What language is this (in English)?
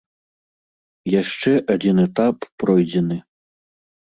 Belarusian